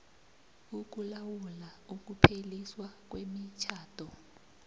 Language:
South Ndebele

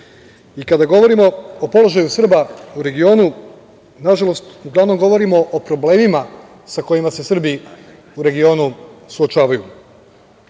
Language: Serbian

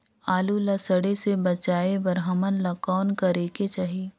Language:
Chhattisgarhi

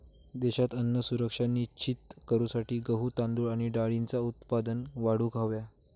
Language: Marathi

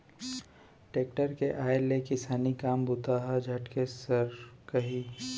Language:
Chhattisgarhi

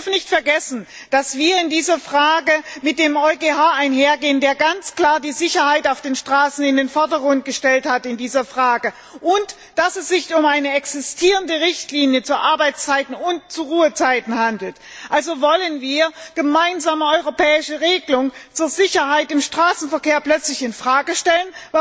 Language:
German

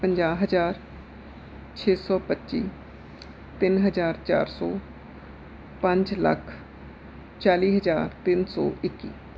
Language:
Punjabi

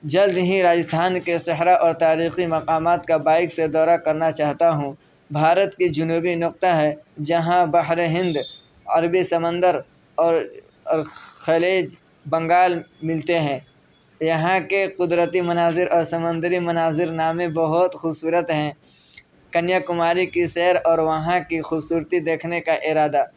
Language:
Urdu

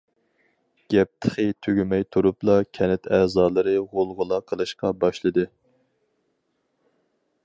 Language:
Uyghur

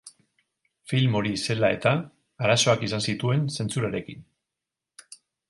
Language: Basque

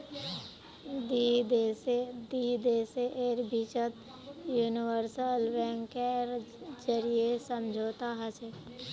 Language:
Magahi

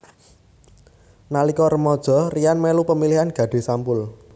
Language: Javanese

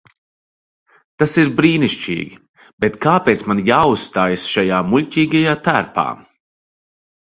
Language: Latvian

